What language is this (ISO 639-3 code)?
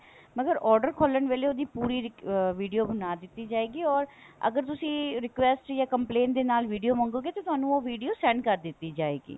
pan